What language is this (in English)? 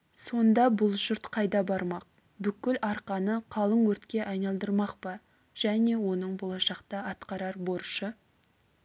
Kazakh